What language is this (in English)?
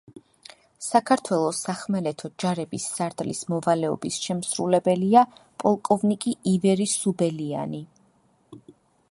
Georgian